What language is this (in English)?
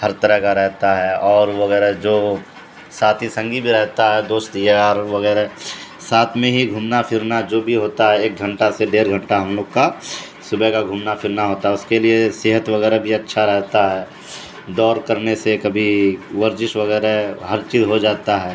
Urdu